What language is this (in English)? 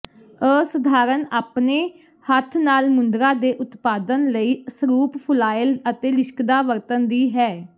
Punjabi